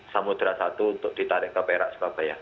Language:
Indonesian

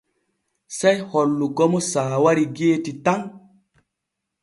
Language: Borgu Fulfulde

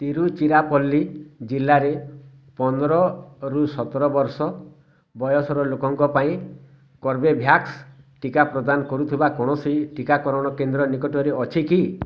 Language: Odia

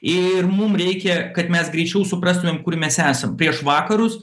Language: Lithuanian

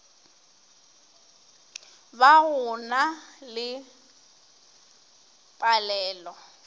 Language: Northern Sotho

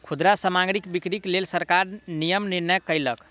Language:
Maithili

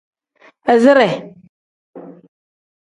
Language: Tem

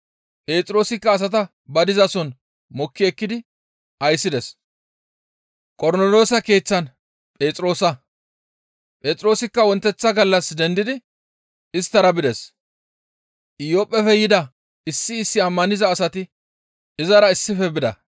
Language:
Gamo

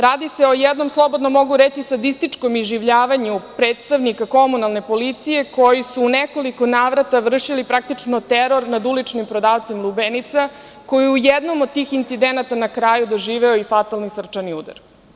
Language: Serbian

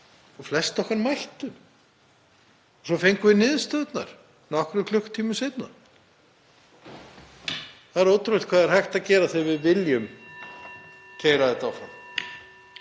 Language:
Icelandic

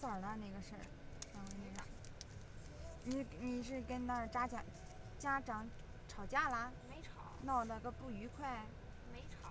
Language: Chinese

